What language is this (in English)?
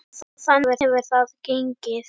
Icelandic